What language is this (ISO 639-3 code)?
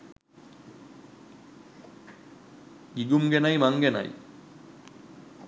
sin